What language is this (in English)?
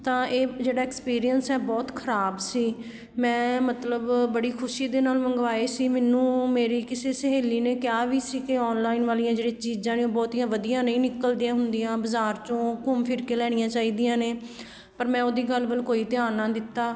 Punjabi